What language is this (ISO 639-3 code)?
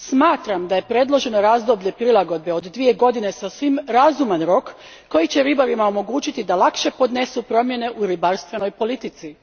hrv